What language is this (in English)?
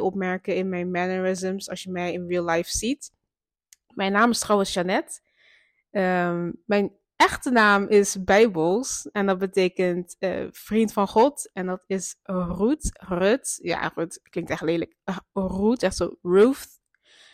Dutch